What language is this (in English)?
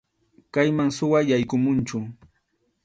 Arequipa-La Unión Quechua